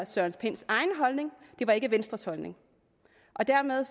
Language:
Danish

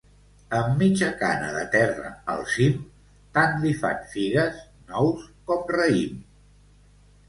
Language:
Catalan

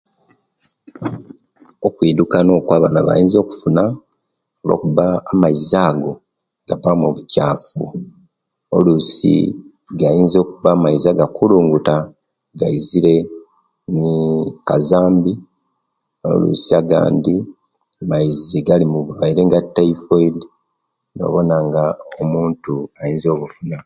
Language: Kenyi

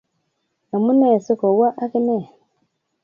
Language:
Kalenjin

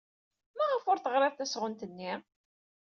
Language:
Kabyle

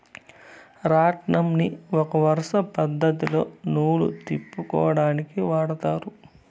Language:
Telugu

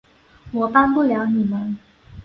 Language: Chinese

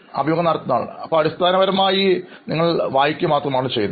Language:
Malayalam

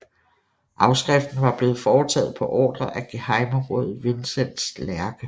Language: Danish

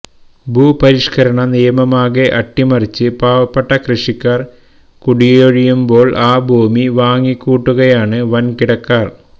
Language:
Malayalam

